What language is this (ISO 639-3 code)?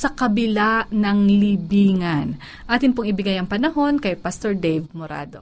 fil